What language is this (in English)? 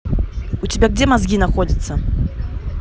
Russian